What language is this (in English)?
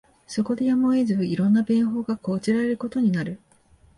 Japanese